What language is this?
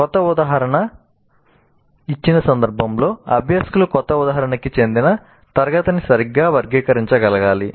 Telugu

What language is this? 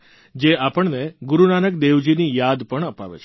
Gujarati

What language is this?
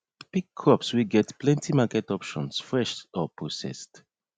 Nigerian Pidgin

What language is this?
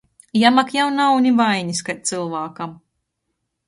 Latgalian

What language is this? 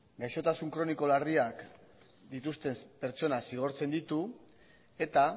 Basque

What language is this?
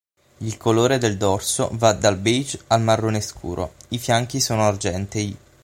Italian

